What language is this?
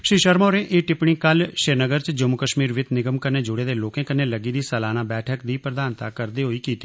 Dogri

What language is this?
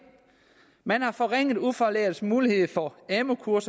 Danish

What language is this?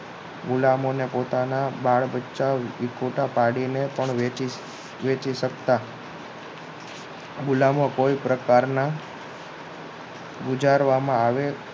Gujarati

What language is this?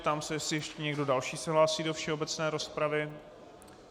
Czech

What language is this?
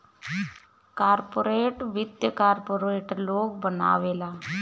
Bhojpuri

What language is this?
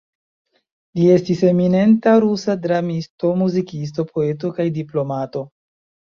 Esperanto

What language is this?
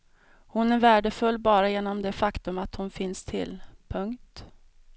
Swedish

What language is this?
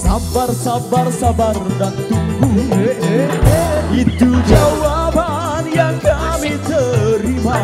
Indonesian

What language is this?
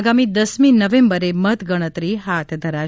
Gujarati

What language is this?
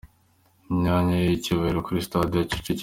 Kinyarwanda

